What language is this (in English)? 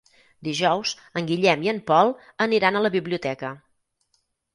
Catalan